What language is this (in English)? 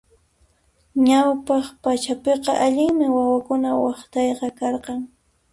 Puno Quechua